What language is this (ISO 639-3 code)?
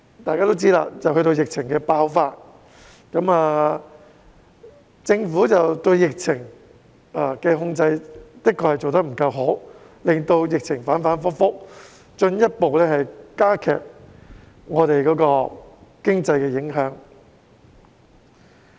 yue